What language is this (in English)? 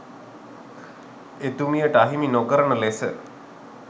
Sinhala